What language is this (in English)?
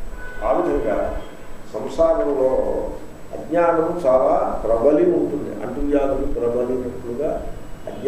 Greek